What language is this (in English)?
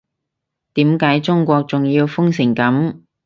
Cantonese